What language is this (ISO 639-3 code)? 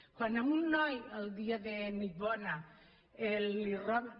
cat